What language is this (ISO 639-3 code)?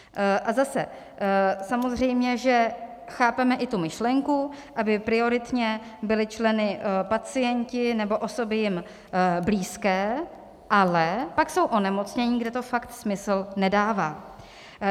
ces